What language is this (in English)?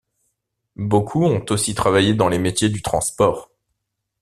French